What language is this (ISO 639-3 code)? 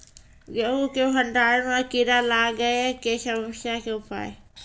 mai